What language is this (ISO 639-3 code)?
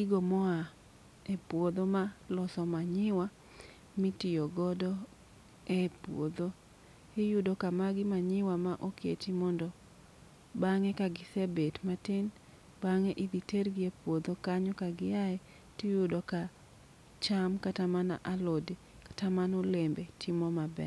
luo